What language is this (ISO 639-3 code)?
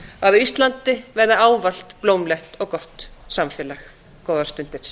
isl